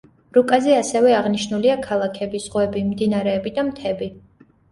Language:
Georgian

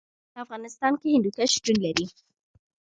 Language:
Pashto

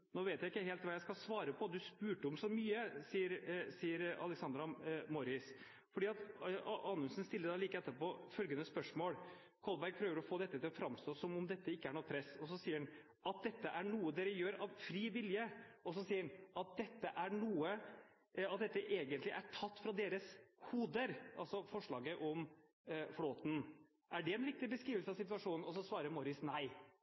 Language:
Norwegian Bokmål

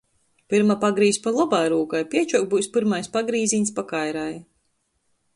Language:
Latgalian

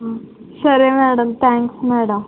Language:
Telugu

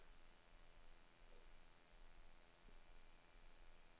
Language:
Swedish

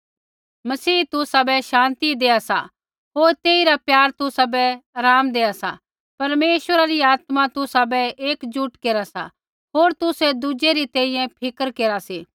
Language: Kullu Pahari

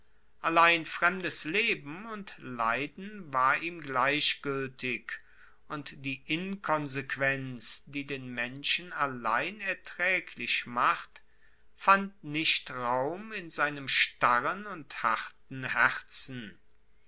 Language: German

